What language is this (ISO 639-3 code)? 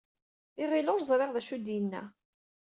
kab